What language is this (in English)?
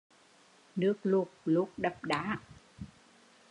Vietnamese